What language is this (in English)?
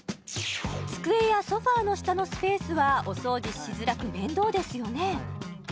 Japanese